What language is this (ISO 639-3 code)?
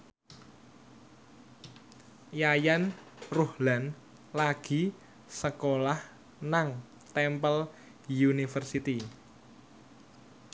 jav